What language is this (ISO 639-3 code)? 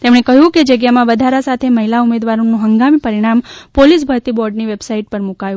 guj